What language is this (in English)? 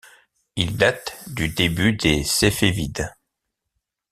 French